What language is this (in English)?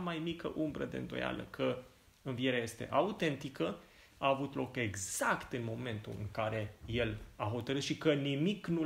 Romanian